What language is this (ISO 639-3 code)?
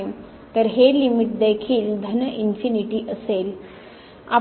mar